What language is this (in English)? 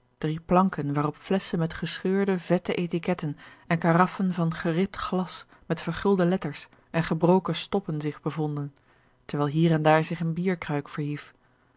Dutch